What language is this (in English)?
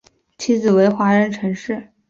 Chinese